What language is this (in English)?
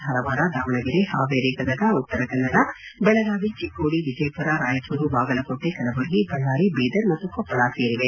Kannada